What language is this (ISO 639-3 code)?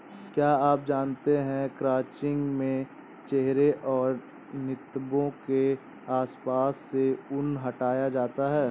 hin